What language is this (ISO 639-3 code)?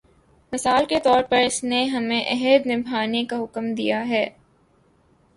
urd